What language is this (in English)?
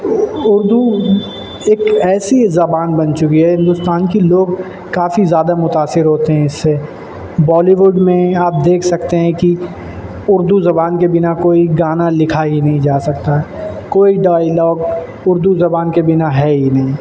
Urdu